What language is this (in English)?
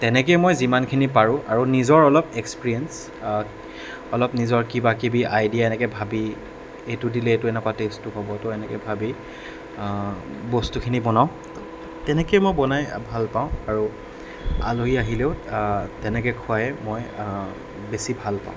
Assamese